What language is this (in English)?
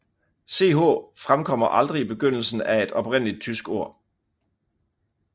Danish